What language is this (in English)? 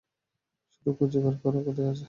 Bangla